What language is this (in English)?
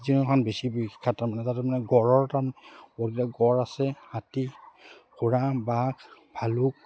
Assamese